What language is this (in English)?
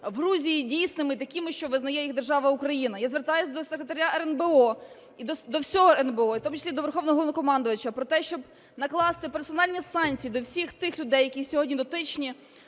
Ukrainian